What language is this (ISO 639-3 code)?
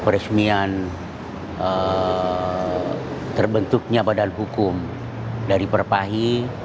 ind